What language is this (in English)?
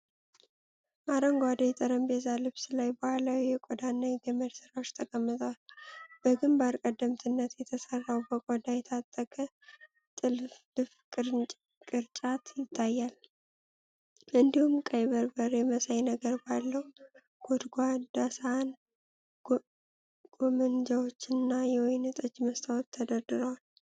Amharic